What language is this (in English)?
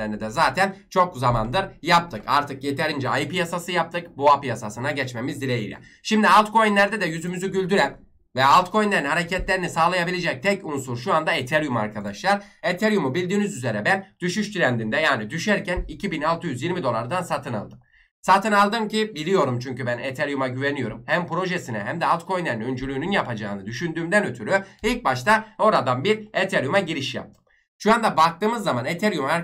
Turkish